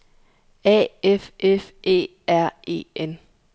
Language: Danish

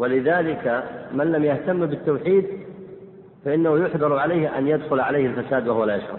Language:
Arabic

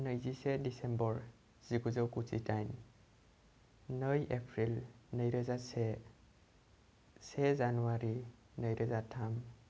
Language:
Bodo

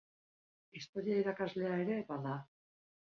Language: Basque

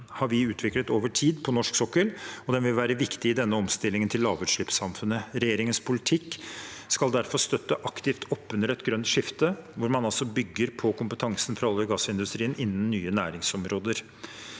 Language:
Norwegian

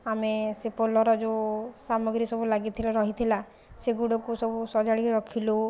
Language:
Odia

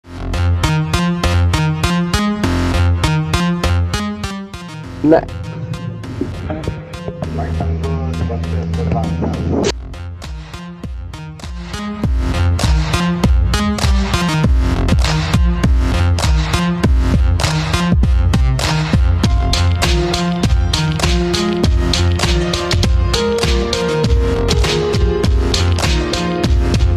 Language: Czech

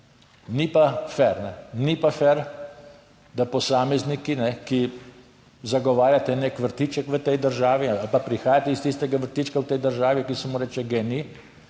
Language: Slovenian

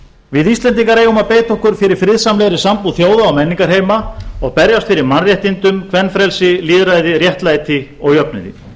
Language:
Icelandic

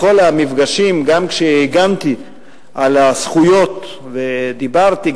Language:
Hebrew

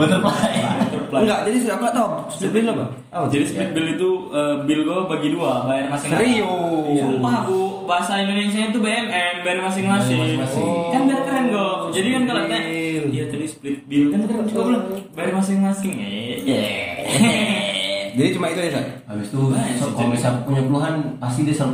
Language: Indonesian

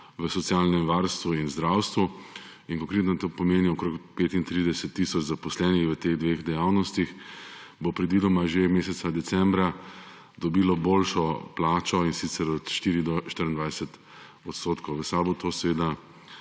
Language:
Slovenian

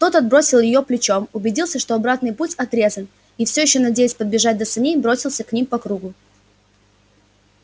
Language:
Russian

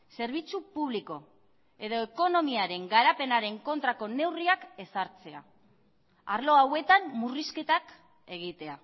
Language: Basque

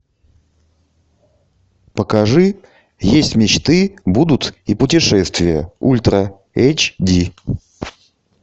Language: Russian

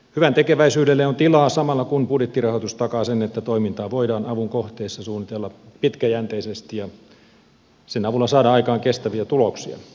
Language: Finnish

